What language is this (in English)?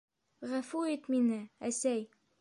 Bashkir